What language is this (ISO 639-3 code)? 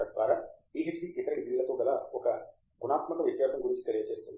tel